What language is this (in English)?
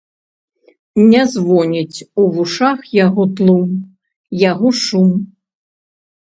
Belarusian